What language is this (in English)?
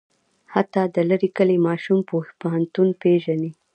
Pashto